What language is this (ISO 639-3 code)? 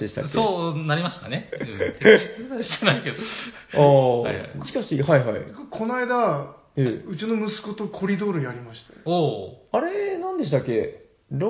jpn